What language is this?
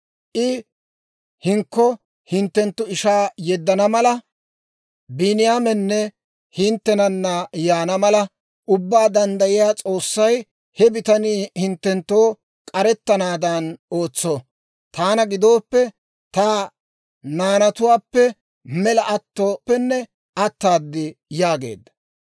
Dawro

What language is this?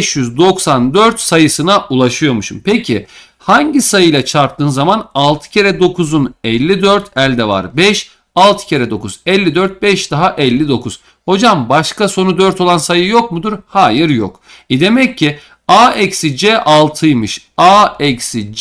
Turkish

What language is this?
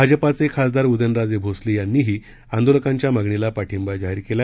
Marathi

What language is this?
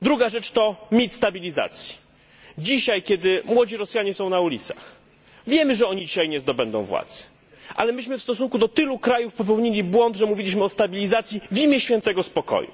Polish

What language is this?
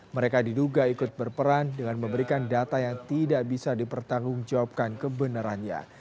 Indonesian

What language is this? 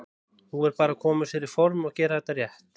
Icelandic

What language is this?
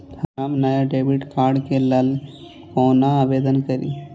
Maithili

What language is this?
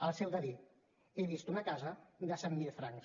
Catalan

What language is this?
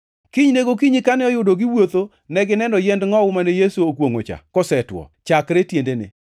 Luo (Kenya and Tanzania)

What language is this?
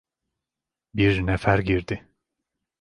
Turkish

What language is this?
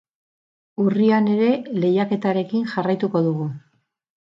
Basque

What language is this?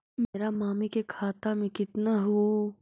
Magahi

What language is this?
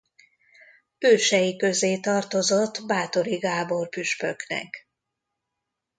Hungarian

